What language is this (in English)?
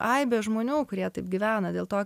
Lithuanian